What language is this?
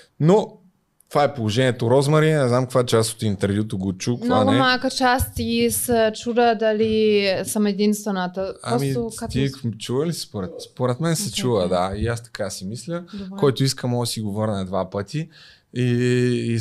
Bulgarian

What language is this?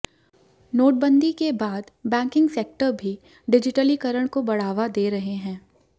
Hindi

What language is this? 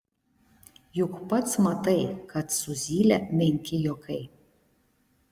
Lithuanian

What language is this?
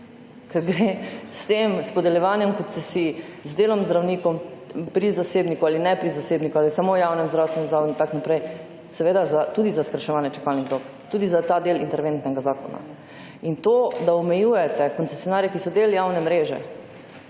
Slovenian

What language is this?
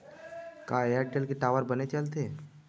Chhattisgarhi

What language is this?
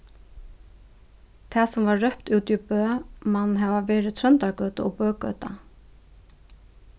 Faroese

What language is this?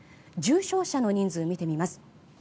Japanese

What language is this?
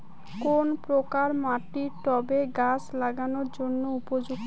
Bangla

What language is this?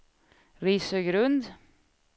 Swedish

